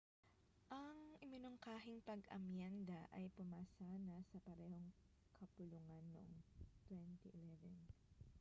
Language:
Filipino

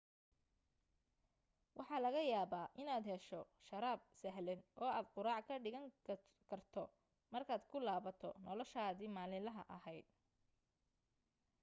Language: Somali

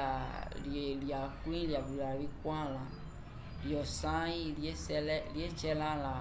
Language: Umbundu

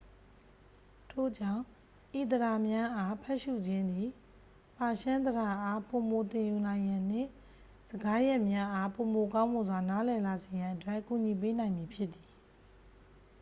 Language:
Burmese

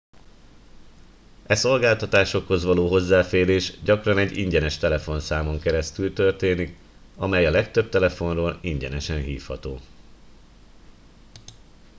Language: Hungarian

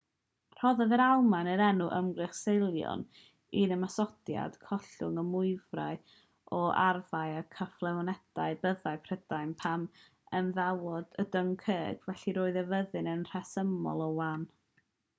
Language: Welsh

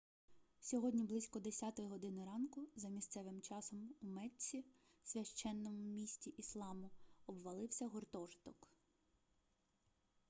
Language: Ukrainian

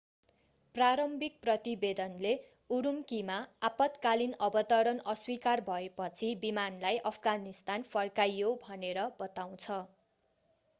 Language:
Nepali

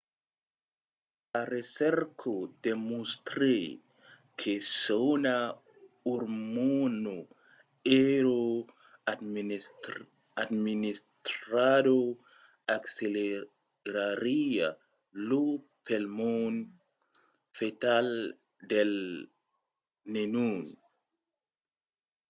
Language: Occitan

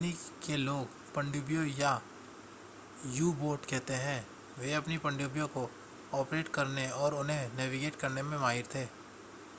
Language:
Hindi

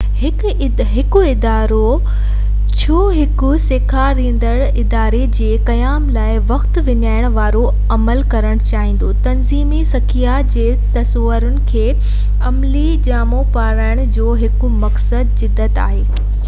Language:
Sindhi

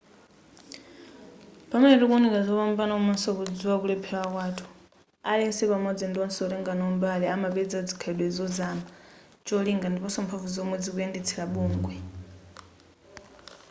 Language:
Nyanja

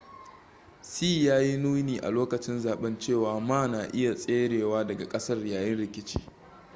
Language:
Hausa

